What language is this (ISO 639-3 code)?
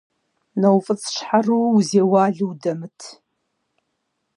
kbd